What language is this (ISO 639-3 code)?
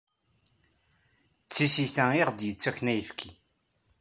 kab